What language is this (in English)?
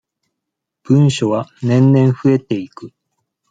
Japanese